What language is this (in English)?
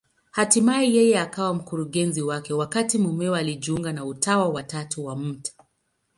Swahili